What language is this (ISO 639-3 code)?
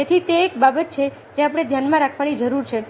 guj